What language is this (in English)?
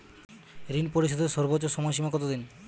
Bangla